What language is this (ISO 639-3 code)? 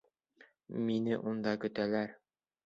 bak